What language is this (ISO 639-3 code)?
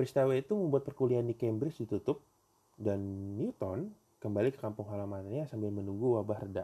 ind